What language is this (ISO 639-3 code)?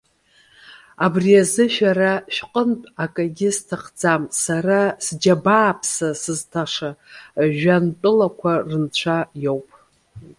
abk